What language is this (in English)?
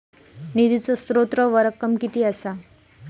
Marathi